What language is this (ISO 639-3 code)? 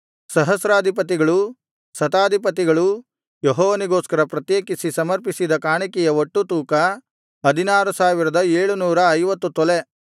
kan